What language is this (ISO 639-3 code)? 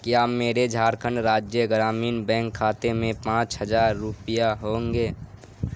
urd